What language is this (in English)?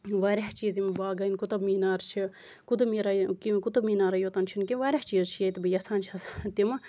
Kashmiri